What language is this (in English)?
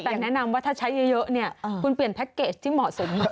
Thai